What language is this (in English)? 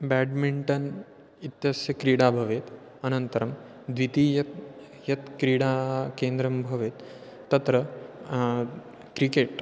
Sanskrit